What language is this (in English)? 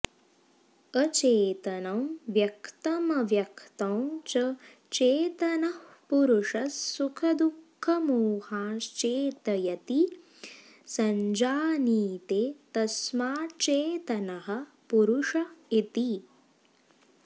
Sanskrit